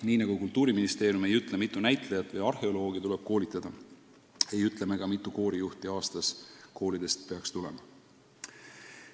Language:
Estonian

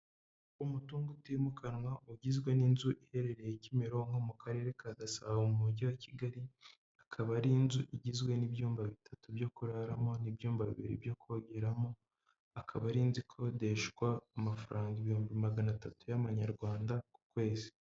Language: Kinyarwanda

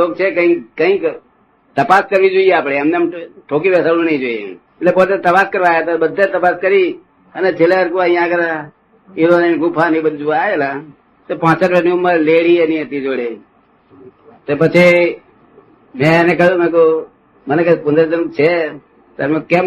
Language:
Gujarati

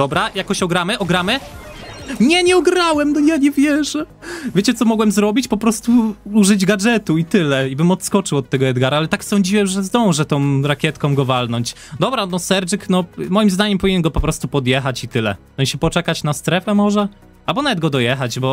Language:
Polish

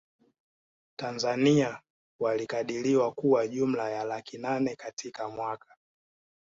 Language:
Swahili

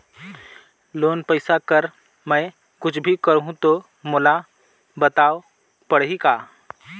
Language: Chhattisgarhi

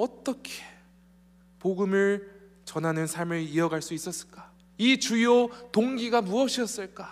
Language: Korean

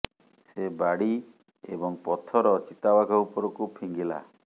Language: Odia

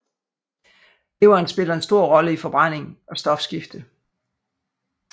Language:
Danish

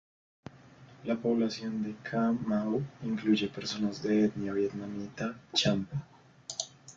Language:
Spanish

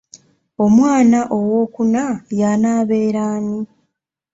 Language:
Ganda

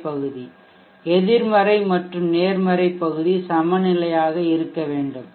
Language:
Tamil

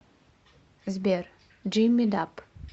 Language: Russian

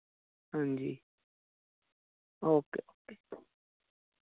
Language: Dogri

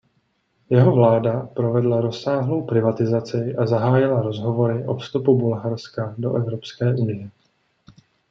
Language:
Czech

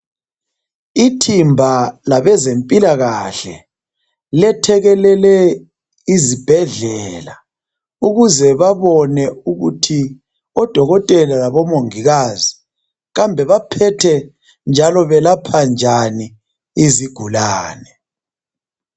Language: North Ndebele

